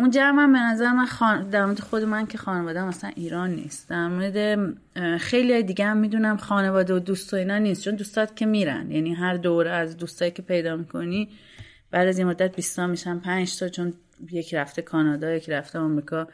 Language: Persian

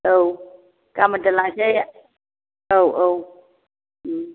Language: Bodo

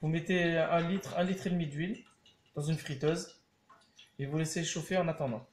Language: French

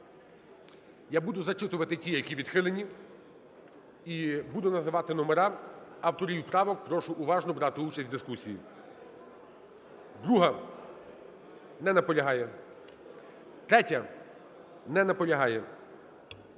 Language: Ukrainian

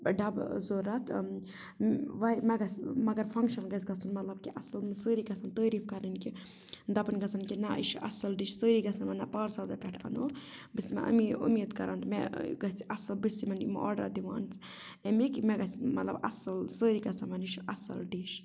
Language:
Kashmiri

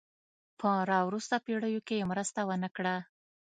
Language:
Pashto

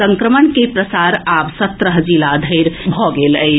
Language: Maithili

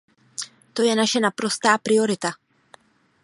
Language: Czech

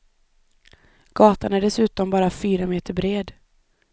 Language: Swedish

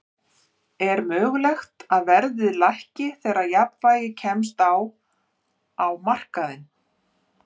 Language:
Icelandic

